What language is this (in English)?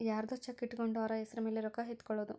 Kannada